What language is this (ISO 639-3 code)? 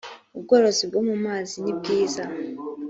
kin